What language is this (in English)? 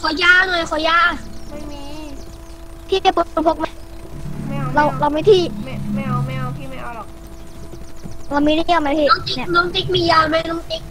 Thai